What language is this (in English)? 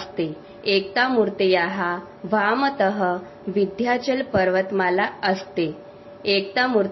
Punjabi